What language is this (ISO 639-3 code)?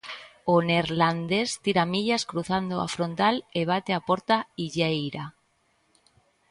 glg